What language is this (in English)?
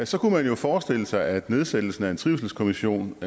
Danish